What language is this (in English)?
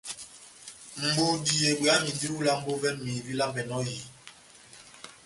Batanga